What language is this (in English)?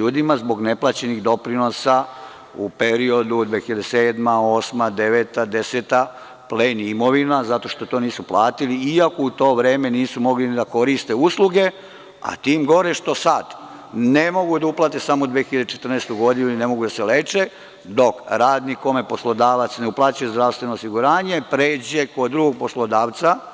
Serbian